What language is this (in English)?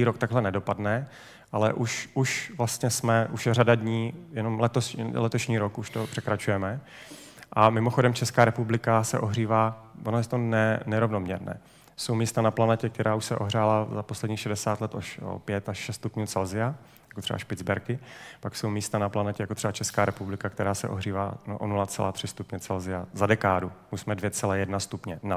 Czech